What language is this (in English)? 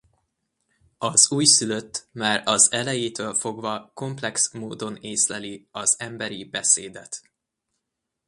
Hungarian